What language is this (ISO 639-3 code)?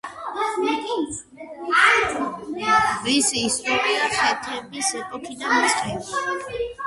kat